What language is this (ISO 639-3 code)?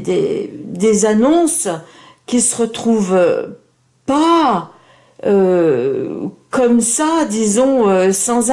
fra